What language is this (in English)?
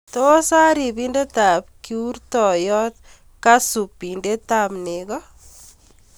Kalenjin